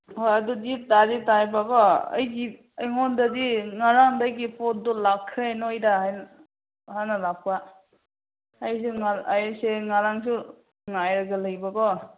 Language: Manipuri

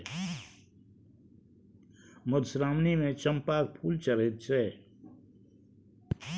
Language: Maithili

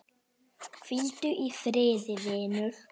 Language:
Icelandic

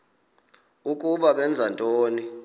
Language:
Xhosa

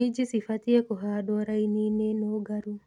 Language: Kikuyu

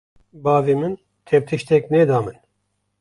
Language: Kurdish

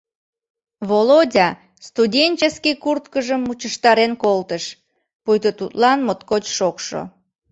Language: Mari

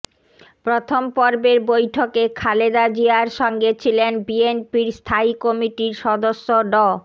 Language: Bangla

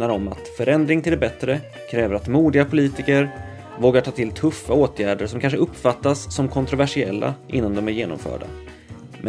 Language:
Swedish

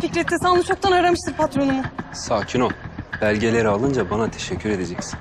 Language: Turkish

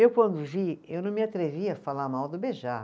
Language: Portuguese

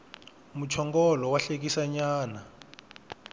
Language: Tsonga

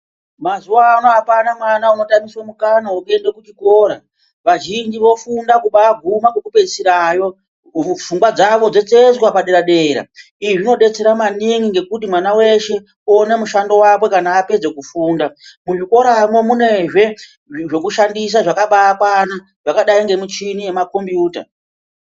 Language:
Ndau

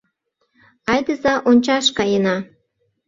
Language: Mari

